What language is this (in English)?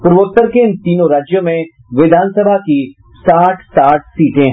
Hindi